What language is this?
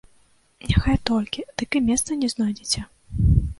Belarusian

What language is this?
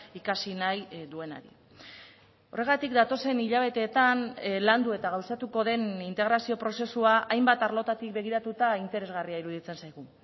Basque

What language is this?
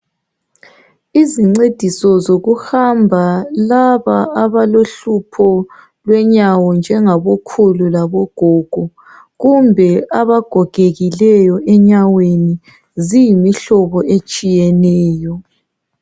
North Ndebele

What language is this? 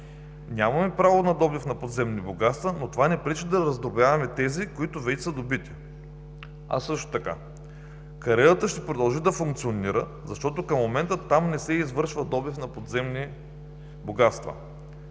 Bulgarian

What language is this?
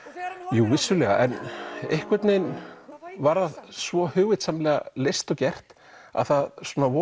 Icelandic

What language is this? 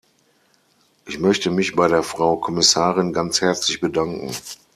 German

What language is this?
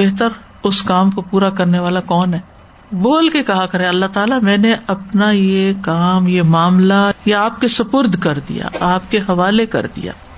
Urdu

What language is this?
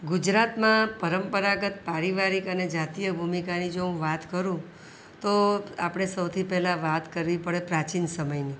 Gujarati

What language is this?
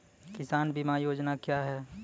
Maithili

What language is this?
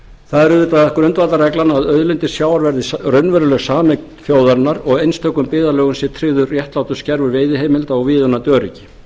Icelandic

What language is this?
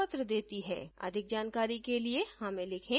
Hindi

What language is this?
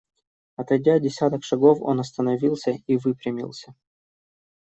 Russian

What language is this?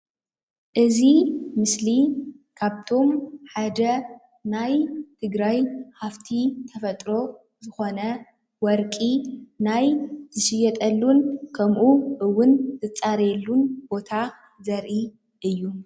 Tigrinya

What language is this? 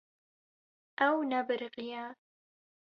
Kurdish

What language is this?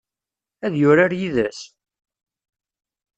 Kabyle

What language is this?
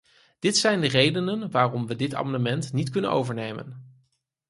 Dutch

